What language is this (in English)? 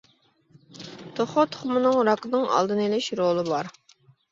Uyghur